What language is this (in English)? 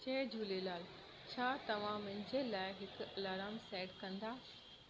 Sindhi